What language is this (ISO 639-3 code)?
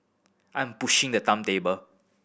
eng